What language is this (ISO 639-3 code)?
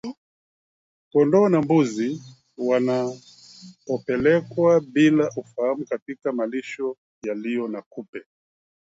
swa